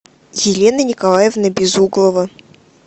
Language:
Russian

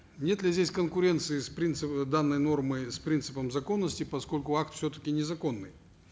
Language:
Kazakh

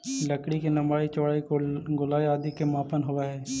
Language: Magahi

